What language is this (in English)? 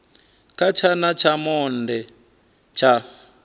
Venda